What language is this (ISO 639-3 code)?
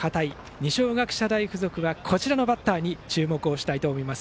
jpn